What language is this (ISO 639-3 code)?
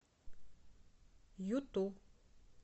rus